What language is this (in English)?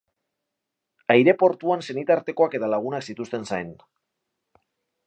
Basque